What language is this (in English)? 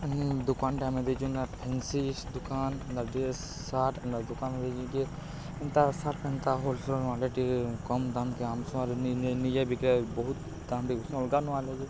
Odia